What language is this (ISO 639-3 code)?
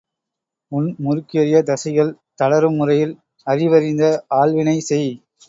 tam